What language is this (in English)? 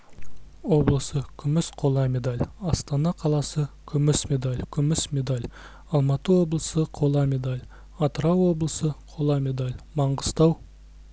Kazakh